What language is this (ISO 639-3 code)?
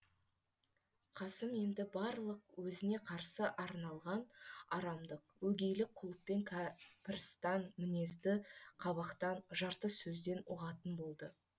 kaz